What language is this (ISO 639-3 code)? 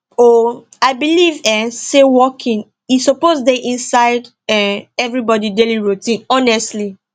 pcm